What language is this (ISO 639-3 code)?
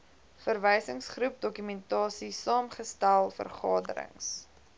afr